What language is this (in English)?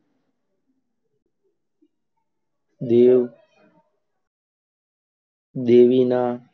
Gujarati